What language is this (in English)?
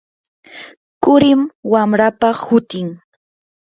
Yanahuanca Pasco Quechua